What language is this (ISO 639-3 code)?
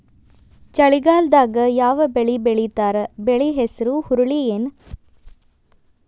kan